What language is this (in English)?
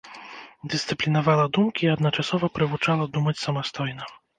Belarusian